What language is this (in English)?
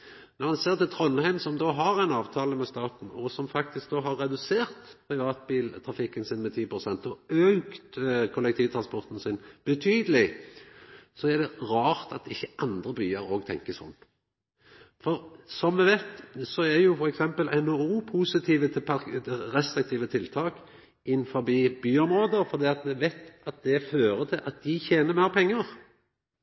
Norwegian Nynorsk